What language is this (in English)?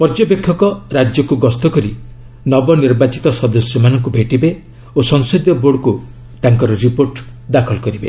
Odia